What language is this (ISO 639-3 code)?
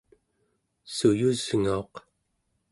esu